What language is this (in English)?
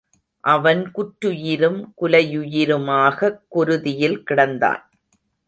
Tamil